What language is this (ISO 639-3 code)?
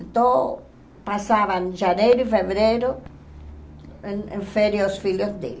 por